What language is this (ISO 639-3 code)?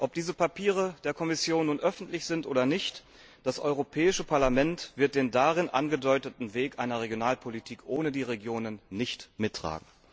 deu